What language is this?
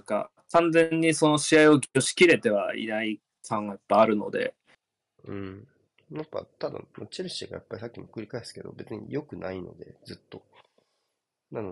Japanese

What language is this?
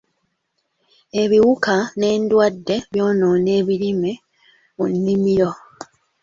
Ganda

